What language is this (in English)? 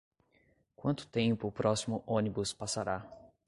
Portuguese